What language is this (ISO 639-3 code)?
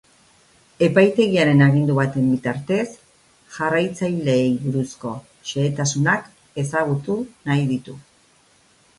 eus